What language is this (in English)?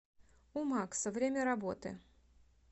Russian